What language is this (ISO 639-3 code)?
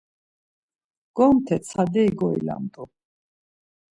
lzz